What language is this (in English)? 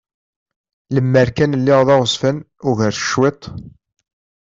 Kabyle